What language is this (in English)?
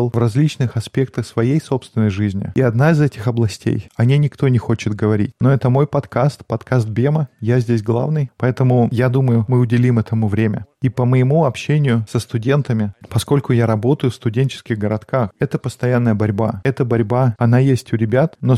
Russian